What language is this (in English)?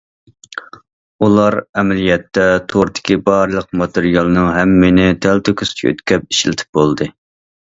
Uyghur